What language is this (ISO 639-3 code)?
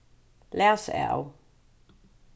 fao